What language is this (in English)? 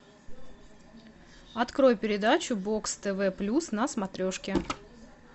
Russian